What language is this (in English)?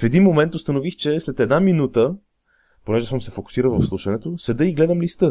Bulgarian